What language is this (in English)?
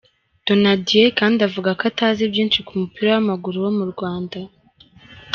Kinyarwanda